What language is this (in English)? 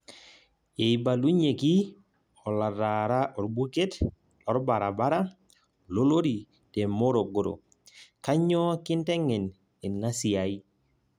Masai